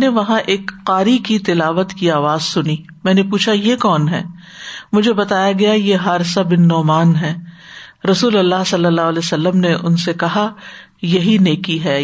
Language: Urdu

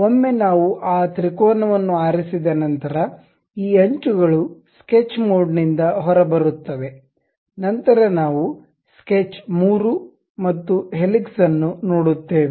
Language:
Kannada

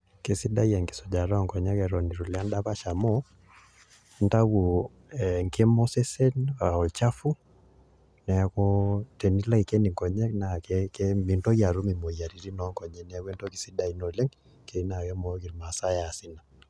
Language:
Masai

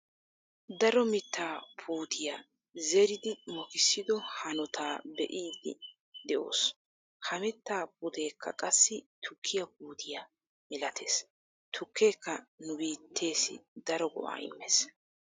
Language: Wolaytta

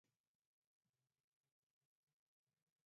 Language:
Arabic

